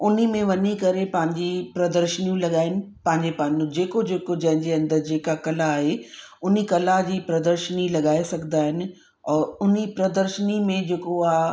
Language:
Sindhi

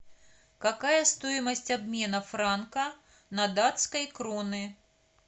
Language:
Russian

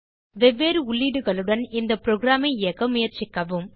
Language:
Tamil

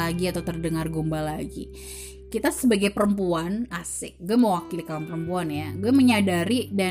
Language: Indonesian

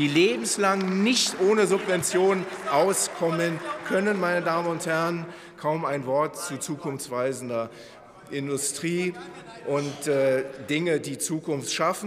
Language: German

